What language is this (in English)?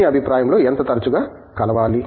Telugu